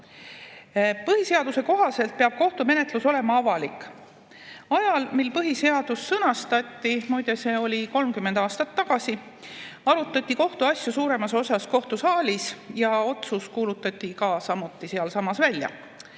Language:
Estonian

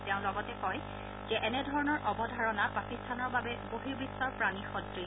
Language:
Assamese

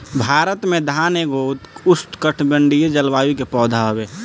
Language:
Bhojpuri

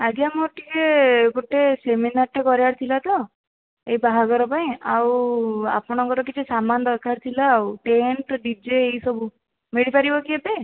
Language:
Odia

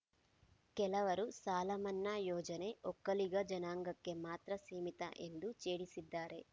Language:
Kannada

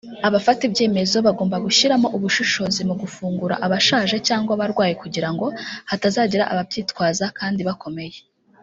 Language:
Kinyarwanda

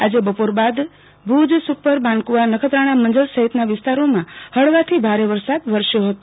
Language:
Gujarati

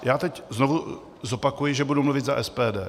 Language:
Czech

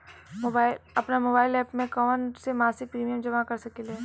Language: Bhojpuri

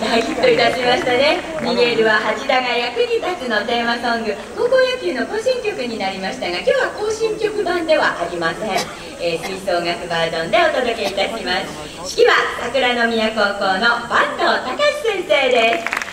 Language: Japanese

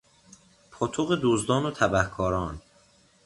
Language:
Persian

